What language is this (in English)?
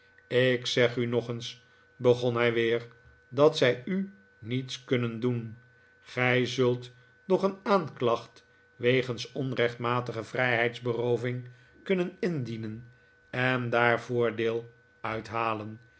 Dutch